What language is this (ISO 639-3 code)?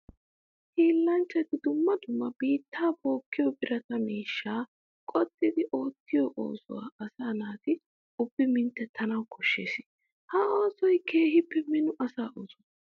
wal